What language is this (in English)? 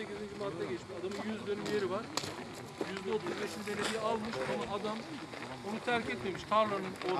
Turkish